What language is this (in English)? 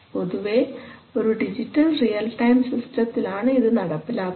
Malayalam